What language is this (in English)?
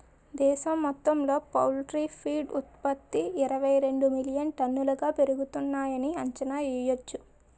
Telugu